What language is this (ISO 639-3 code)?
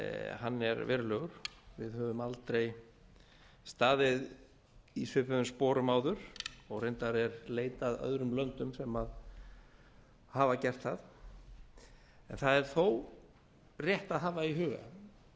isl